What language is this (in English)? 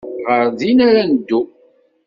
Kabyle